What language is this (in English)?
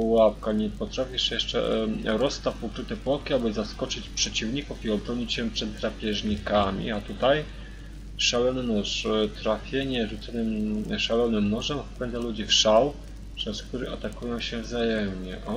Polish